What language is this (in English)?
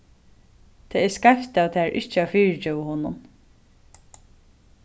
Faroese